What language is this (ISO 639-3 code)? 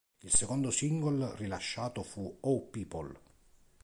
ita